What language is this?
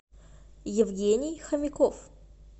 Russian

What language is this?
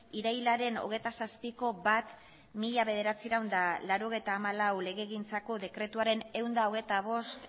Basque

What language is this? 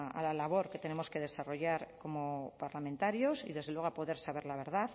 Spanish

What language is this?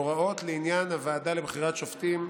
Hebrew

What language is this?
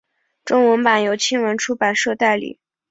Chinese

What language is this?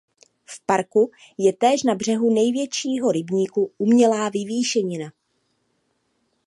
Czech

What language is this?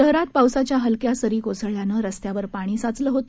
Marathi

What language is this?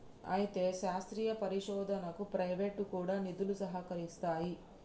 Telugu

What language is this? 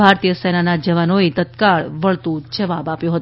Gujarati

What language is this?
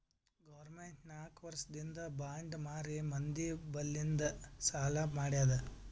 Kannada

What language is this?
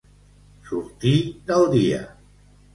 Catalan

